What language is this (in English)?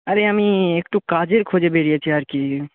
Bangla